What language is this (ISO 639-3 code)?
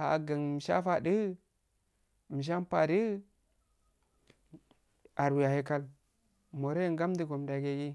aal